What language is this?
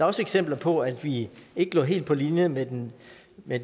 Danish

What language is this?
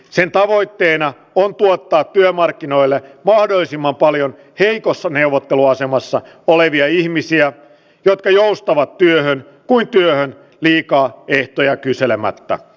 Finnish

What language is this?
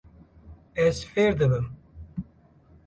Kurdish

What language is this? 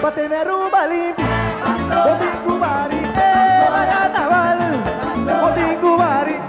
Arabic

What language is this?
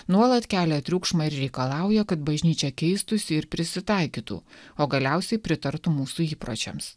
Lithuanian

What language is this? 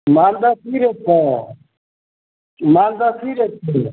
Maithili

